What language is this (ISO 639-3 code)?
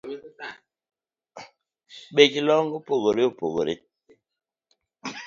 luo